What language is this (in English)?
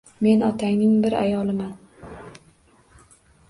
Uzbek